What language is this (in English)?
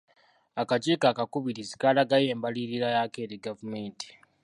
Ganda